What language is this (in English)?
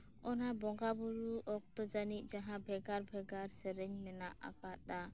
Santali